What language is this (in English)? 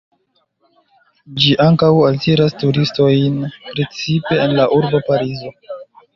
Esperanto